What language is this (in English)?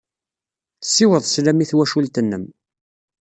Kabyle